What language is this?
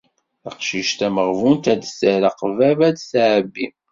Kabyle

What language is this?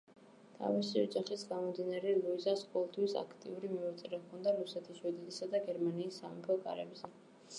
Georgian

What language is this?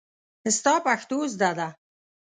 Pashto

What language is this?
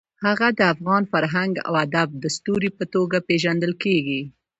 Pashto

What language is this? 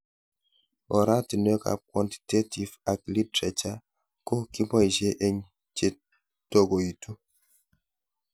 Kalenjin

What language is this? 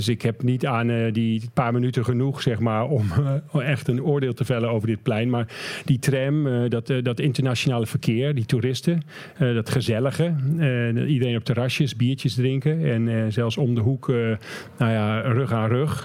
Dutch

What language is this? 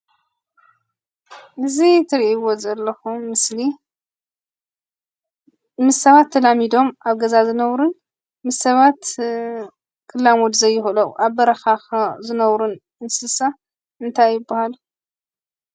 Tigrinya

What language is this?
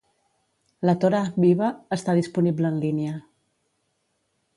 Catalan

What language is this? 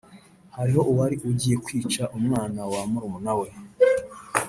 Kinyarwanda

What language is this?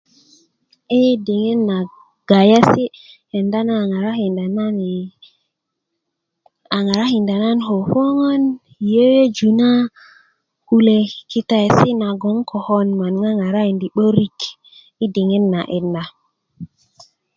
Kuku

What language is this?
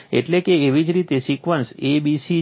Gujarati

